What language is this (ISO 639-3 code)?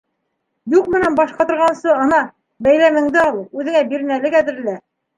bak